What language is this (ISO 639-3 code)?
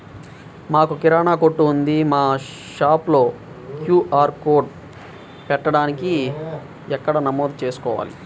tel